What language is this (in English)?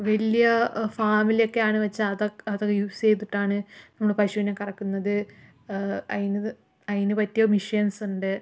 Malayalam